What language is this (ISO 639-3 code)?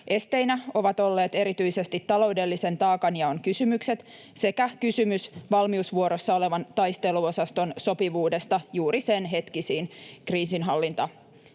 fin